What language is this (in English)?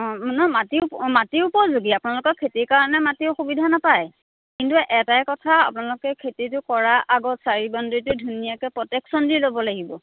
Assamese